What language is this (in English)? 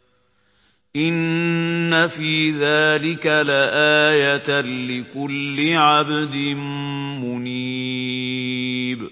Arabic